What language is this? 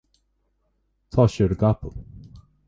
Irish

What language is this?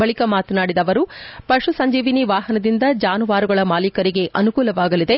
Kannada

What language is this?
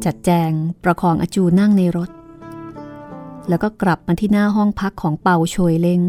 Thai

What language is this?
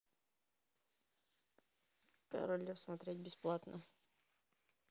Russian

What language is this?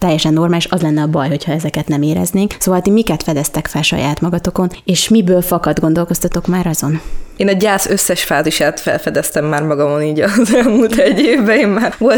Hungarian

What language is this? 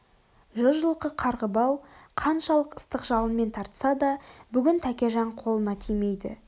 Kazakh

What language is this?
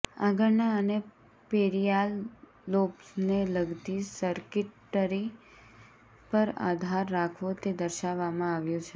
Gujarati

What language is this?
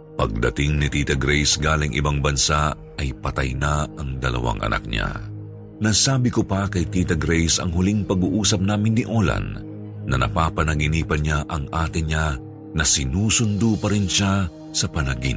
Filipino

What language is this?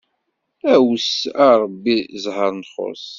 Kabyle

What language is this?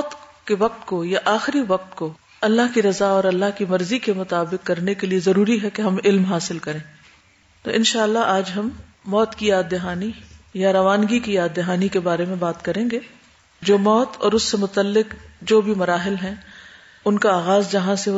Urdu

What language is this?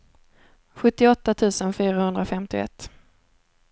Swedish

